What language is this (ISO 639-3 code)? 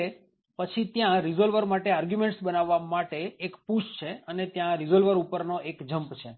guj